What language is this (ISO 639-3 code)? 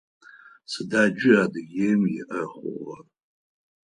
ady